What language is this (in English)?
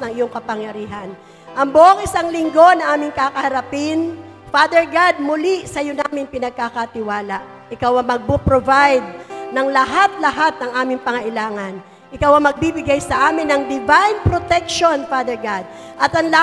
Filipino